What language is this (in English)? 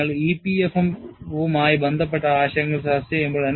Malayalam